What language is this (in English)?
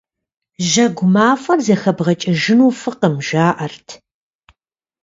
Kabardian